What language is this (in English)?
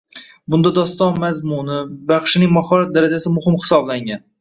Uzbek